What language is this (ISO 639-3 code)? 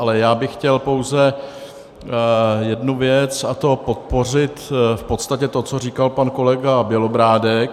ces